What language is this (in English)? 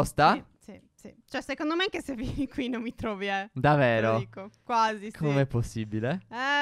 Italian